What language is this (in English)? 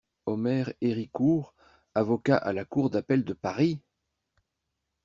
French